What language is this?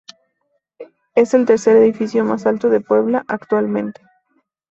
Spanish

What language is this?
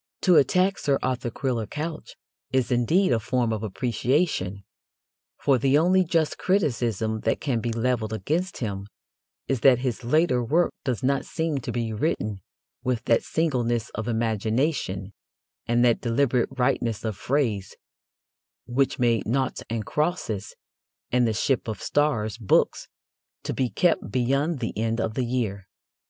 English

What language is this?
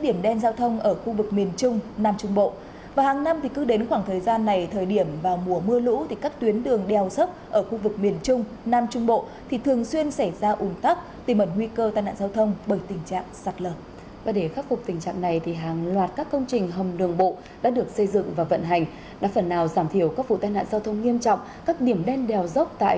Vietnamese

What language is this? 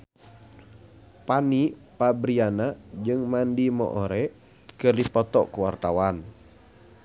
Sundanese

